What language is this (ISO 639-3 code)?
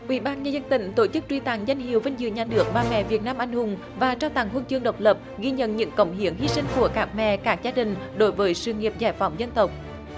vie